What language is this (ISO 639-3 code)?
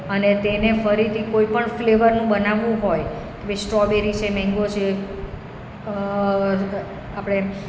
guj